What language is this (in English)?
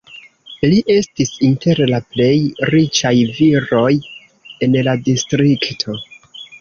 Esperanto